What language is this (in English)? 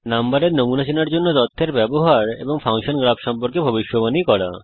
Bangla